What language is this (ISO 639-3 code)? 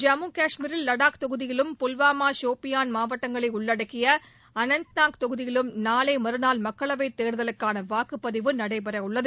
tam